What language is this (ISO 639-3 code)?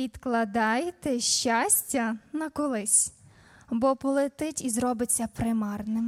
ukr